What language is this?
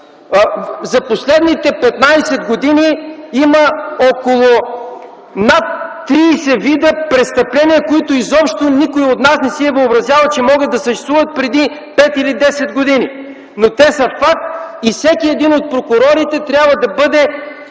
Bulgarian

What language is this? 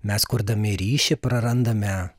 Lithuanian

